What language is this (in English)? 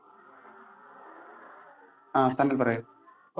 Malayalam